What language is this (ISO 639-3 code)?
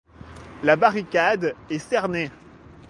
fra